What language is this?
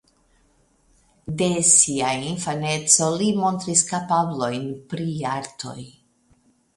Esperanto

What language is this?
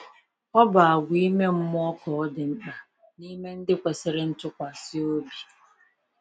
Igbo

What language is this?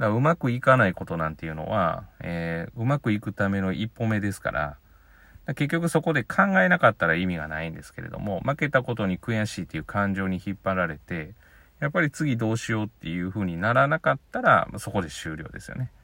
Japanese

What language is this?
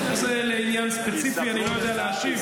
Hebrew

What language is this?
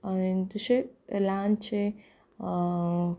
Konkani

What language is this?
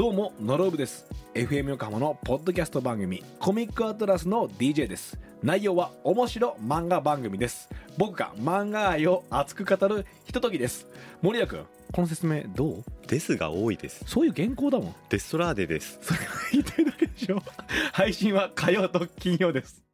Japanese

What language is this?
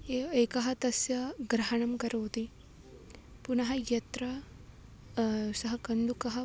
Sanskrit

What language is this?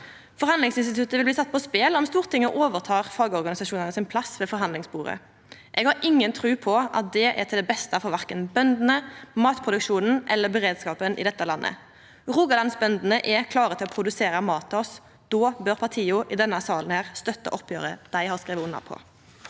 Norwegian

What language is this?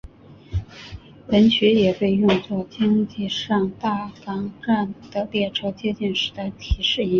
Chinese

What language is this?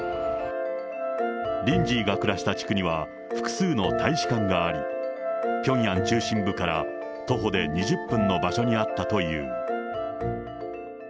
Japanese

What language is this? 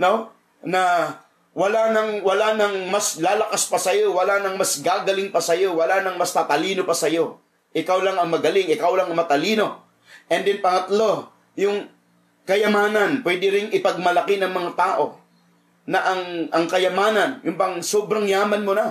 Filipino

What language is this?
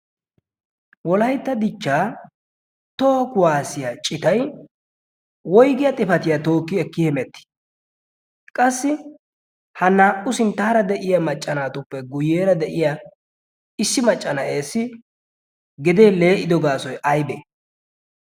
Wolaytta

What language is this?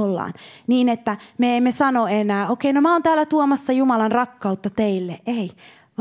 Finnish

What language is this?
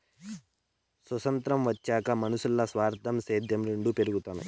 Telugu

